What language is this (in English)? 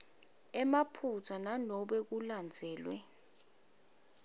Swati